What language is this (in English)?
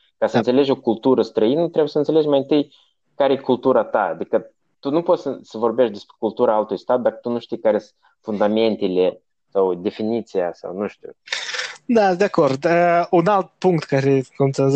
Romanian